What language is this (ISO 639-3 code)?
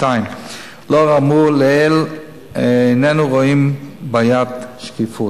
heb